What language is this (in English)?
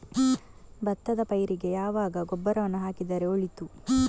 Kannada